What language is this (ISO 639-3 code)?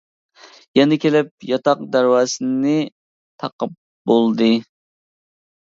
uig